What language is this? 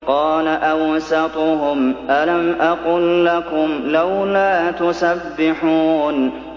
Arabic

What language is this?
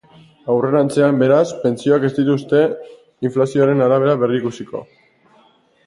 Basque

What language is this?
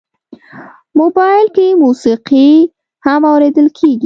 Pashto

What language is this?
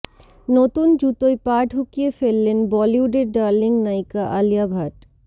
Bangla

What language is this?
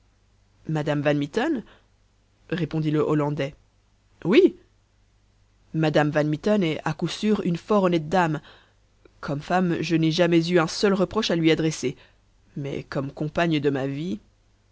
French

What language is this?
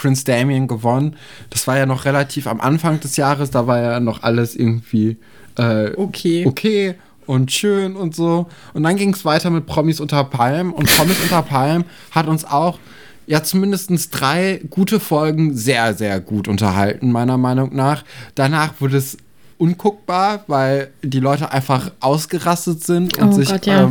German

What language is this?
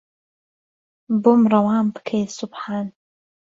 Central Kurdish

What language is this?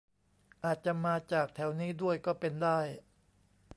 Thai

